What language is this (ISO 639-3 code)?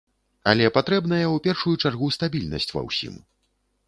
bel